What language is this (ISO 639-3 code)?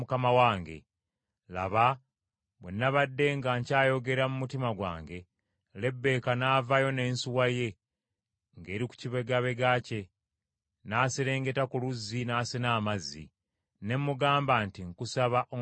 lug